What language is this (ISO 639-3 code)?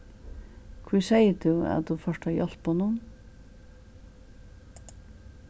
fao